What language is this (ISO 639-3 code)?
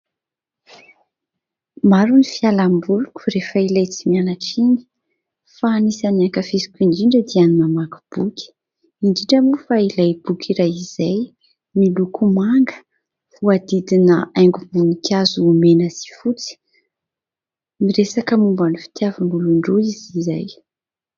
mlg